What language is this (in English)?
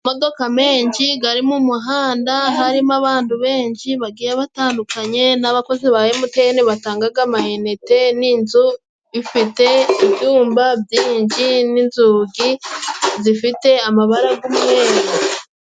Kinyarwanda